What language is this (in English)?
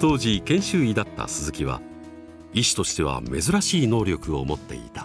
Japanese